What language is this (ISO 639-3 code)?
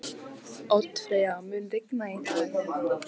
isl